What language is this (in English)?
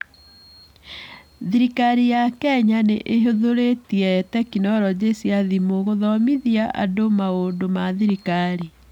Kikuyu